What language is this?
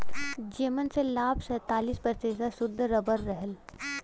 Bhojpuri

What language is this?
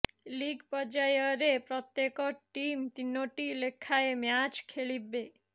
Odia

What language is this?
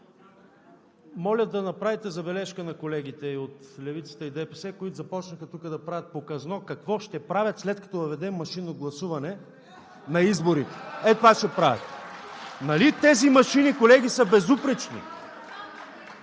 Bulgarian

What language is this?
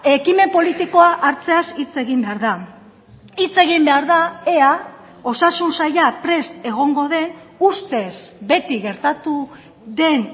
Basque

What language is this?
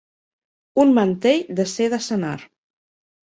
Catalan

